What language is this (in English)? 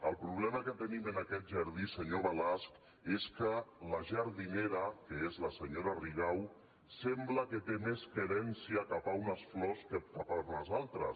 Catalan